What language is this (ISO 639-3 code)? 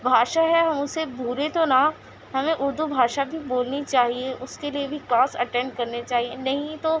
urd